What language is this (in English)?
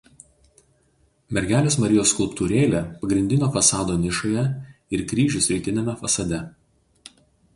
Lithuanian